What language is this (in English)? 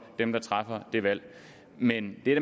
Danish